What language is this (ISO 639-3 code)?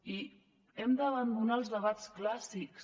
cat